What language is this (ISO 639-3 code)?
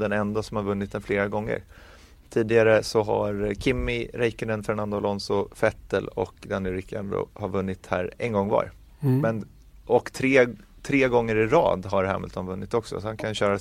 swe